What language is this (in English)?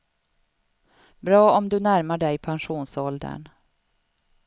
Swedish